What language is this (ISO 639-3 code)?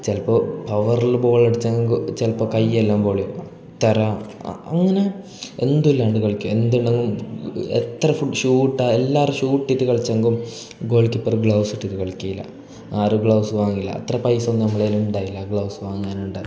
mal